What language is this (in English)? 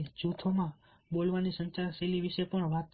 Gujarati